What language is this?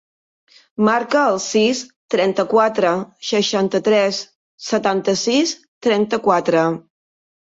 Catalan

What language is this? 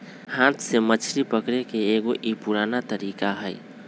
Magahi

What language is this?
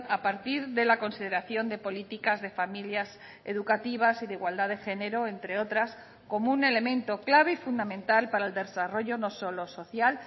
Spanish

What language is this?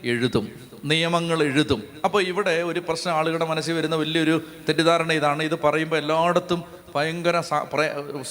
Malayalam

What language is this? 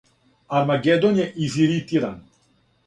Serbian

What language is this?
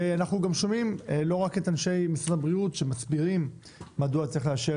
Hebrew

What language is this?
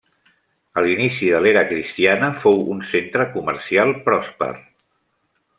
Catalan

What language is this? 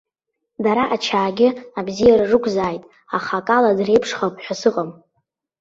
Abkhazian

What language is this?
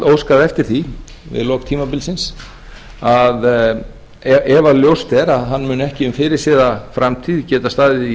Icelandic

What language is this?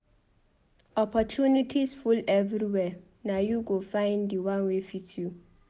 Nigerian Pidgin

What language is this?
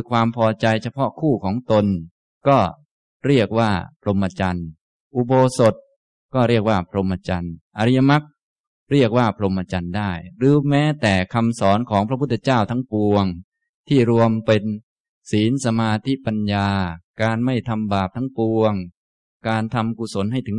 Thai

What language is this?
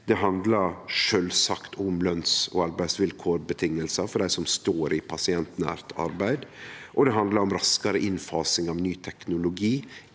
Norwegian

